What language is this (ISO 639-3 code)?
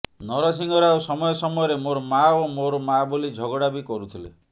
ori